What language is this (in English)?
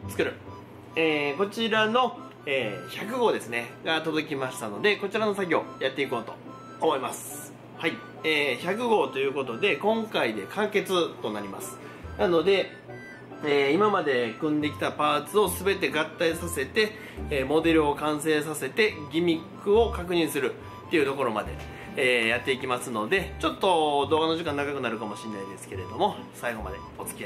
Japanese